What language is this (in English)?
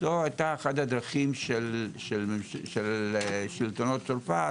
Hebrew